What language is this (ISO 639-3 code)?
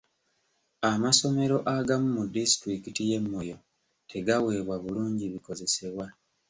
lug